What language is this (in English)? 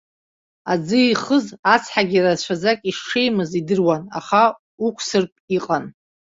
Abkhazian